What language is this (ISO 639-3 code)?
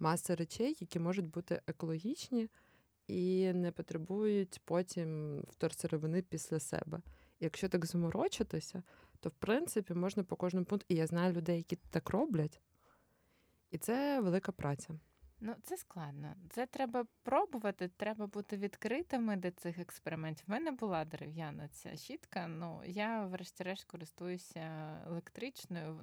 ukr